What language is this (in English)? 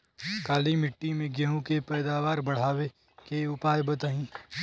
Bhojpuri